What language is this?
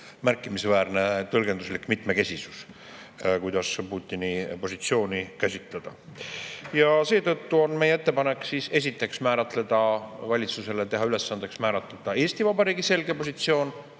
Estonian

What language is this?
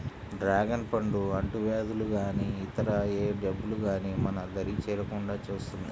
Telugu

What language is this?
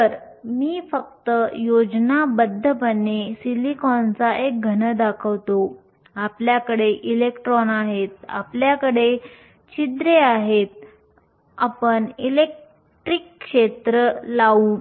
Marathi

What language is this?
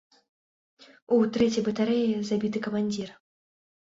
Belarusian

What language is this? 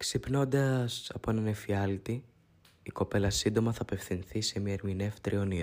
Greek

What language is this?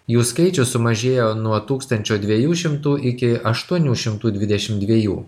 Lithuanian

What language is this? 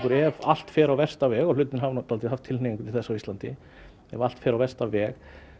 Icelandic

